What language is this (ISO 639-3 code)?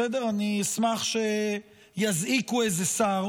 heb